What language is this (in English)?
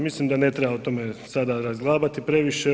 Croatian